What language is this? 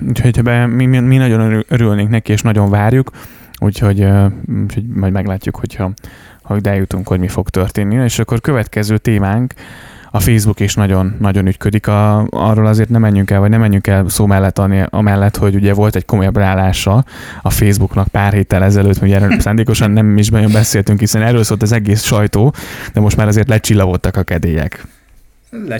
Hungarian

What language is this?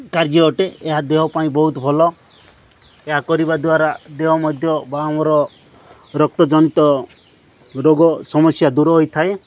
Odia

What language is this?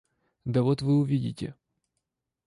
Russian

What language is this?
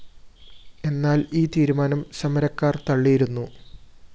Malayalam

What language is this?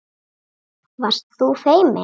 Icelandic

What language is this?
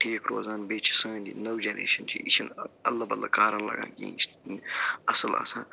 Kashmiri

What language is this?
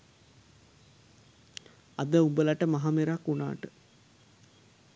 Sinhala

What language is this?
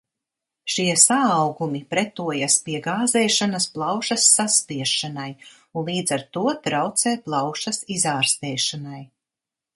Latvian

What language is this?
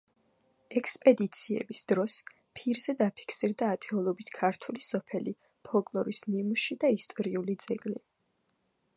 Georgian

